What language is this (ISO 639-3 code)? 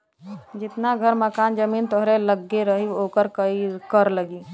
bho